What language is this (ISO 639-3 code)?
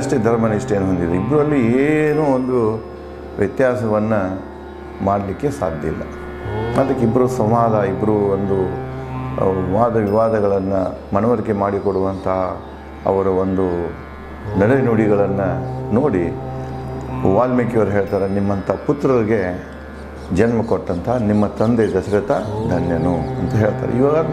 jpn